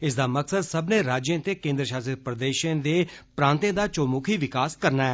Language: Dogri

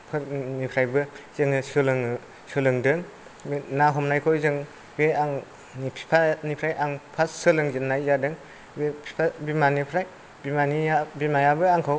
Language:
Bodo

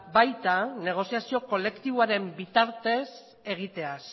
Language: Basque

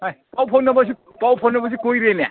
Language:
Manipuri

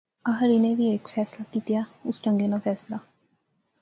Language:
Pahari-Potwari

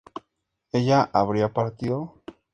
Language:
Spanish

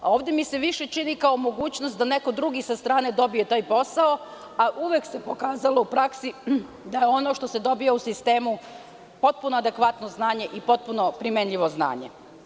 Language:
Serbian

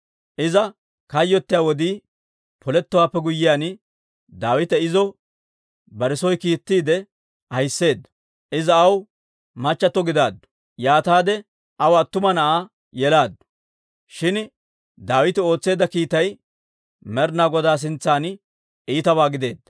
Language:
Dawro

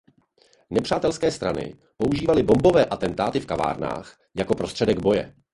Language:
Czech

